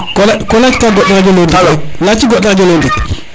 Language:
Serer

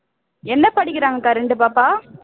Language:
Tamil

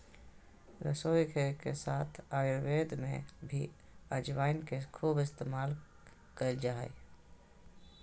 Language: Magahi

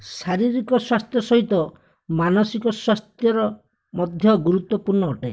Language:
Odia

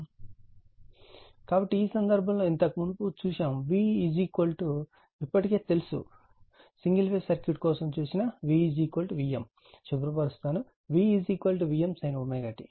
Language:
Telugu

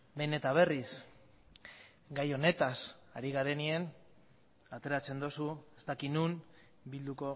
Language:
Basque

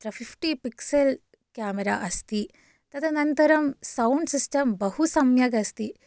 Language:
Sanskrit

